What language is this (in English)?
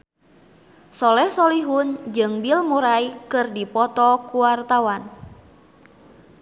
Sundanese